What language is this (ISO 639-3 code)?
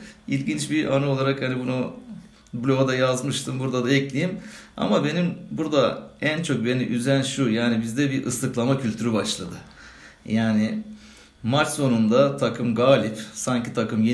tur